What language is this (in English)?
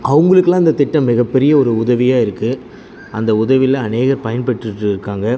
Tamil